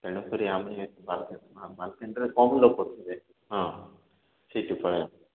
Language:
Odia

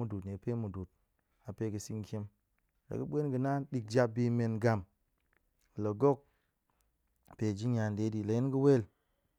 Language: Goemai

